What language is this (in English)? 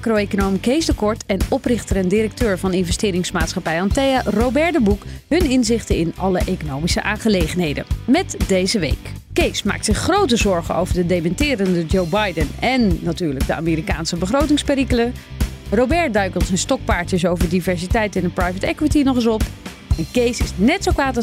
Dutch